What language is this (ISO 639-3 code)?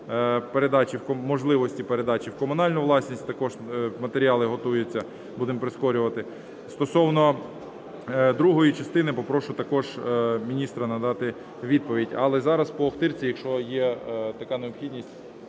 ukr